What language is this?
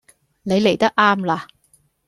Cantonese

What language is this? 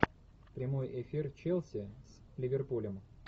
Russian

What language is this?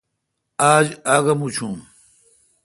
Kalkoti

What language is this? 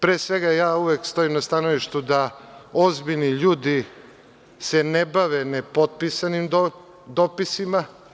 Serbian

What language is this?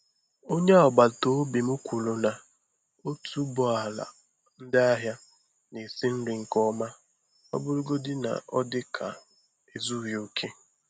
Igbo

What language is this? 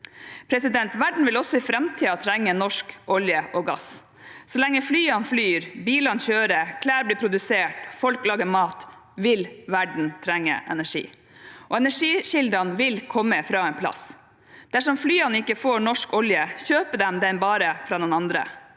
Norwegian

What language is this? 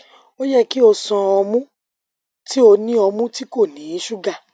Yoruba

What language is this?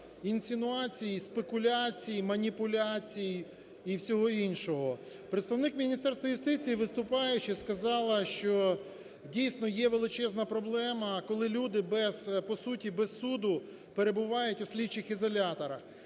Ukrainian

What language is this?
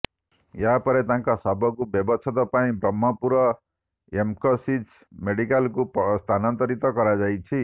Odia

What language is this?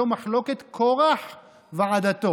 Hebrew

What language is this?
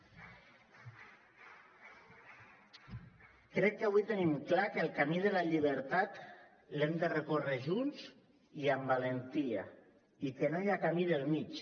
Catalan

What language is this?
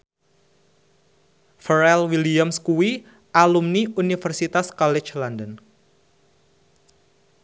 Javanese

